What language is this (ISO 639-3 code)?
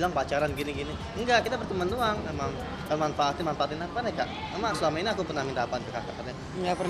ind